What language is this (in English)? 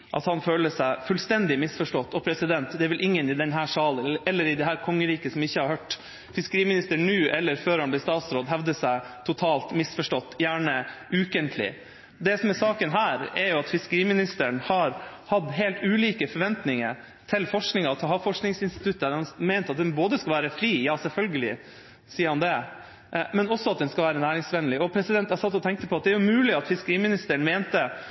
Norwegian Bokmål